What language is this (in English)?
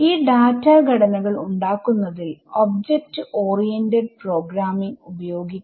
Malayalam